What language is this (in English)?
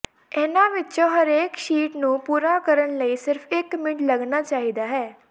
Punjabi